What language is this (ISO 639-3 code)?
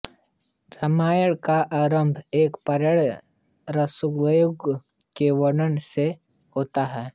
hin